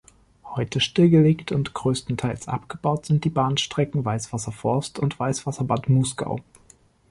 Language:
German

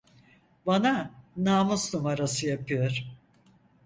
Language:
Turkish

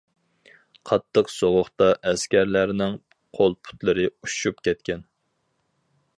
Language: Uyghur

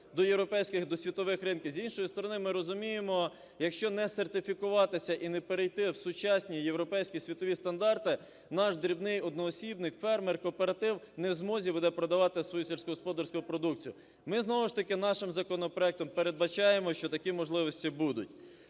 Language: Ukrainian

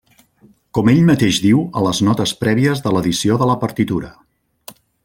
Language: Catalan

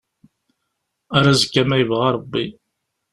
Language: Kabyle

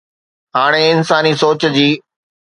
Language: Sindhi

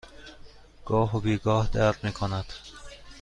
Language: Persian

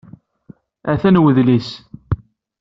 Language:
Kabyle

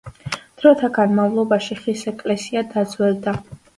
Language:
Georgian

